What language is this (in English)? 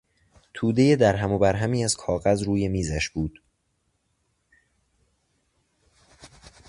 Persian